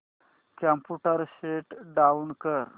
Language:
Marathi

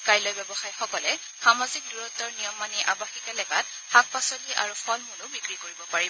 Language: Assamese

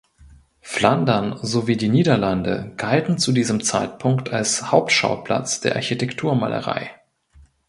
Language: German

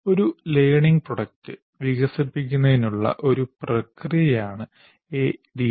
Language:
Malayalam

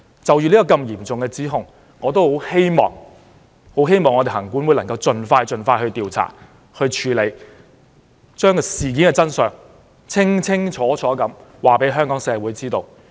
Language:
Cantonese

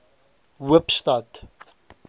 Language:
Afrikaans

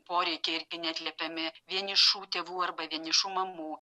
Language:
Lithuanian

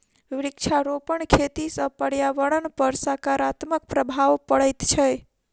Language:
Maithili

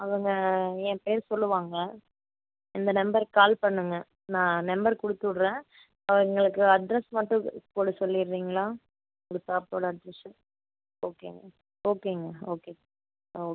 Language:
Tamil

